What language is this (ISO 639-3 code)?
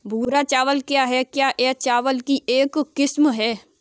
hin